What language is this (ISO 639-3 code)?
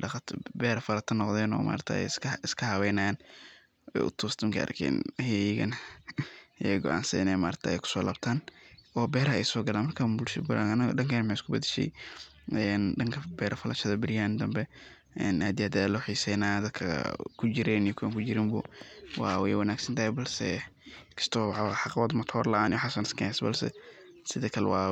som